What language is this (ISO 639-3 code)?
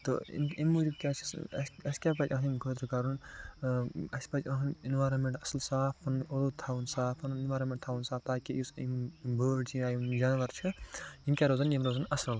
kas